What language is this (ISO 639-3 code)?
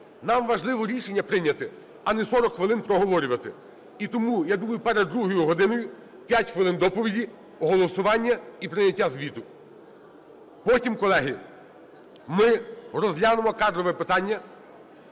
ukr